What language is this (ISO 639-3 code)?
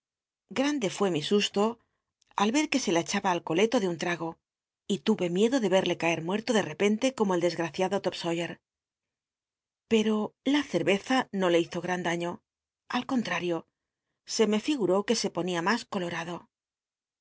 spa